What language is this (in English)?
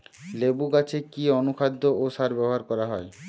Bangla